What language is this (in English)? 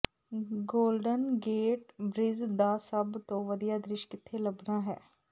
Punjabi